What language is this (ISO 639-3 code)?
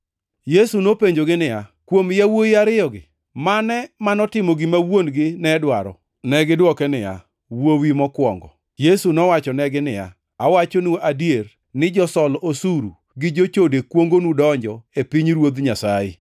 luo